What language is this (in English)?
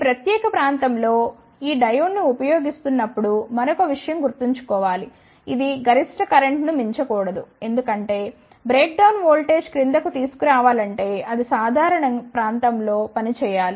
Telugu